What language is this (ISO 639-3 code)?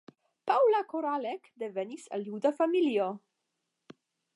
epo